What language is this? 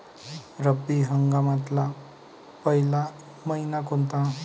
Marathi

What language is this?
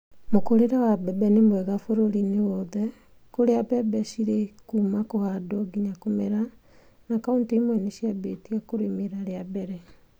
Kikuyu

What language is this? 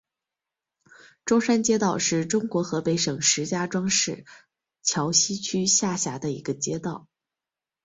Chinese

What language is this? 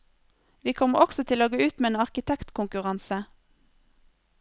Norwegian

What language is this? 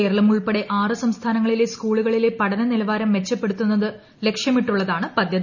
Malayalam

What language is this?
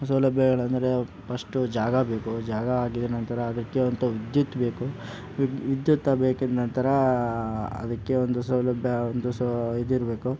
Kannada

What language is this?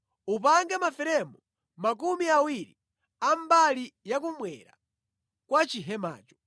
Nyanja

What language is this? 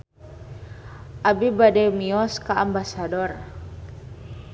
Sundanese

